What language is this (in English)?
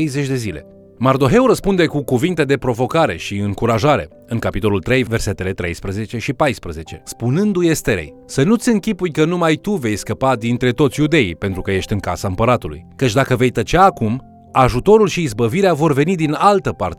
Romanian